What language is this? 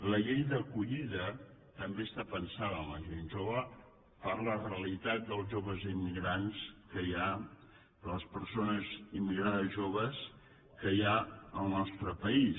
Catalan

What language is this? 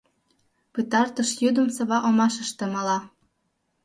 Mari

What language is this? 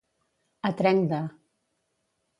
Catalan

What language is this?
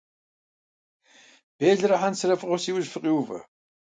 Kabardian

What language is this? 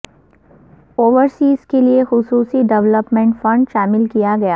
Urdu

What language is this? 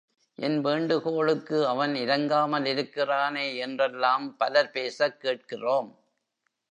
Tamil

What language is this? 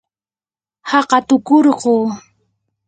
Yanahuanca Pasco Quechua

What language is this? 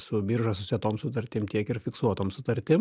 Lithuanian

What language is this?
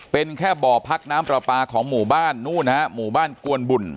Thai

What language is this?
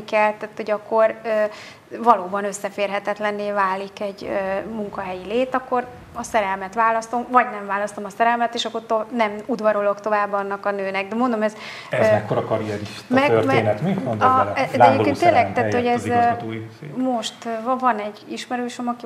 Hungarian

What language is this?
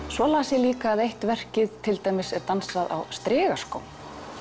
Icelandic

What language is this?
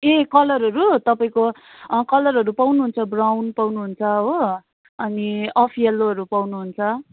Nepali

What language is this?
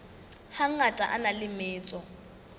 Southern Sotho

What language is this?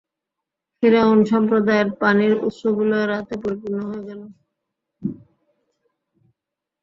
Bangla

